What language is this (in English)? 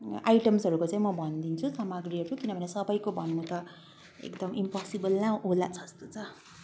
Nepali